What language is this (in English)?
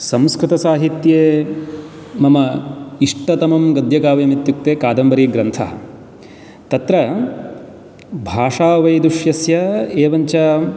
Sanskrit